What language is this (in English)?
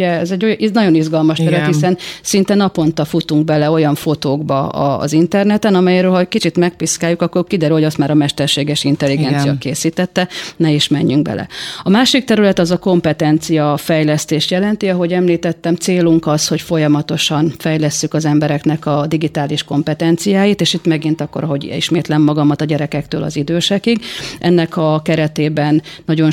Hungarian